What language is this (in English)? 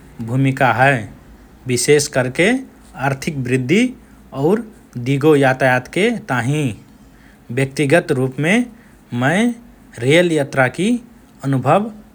Rana Tharu